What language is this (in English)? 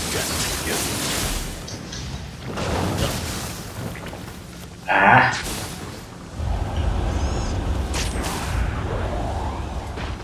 Portuguese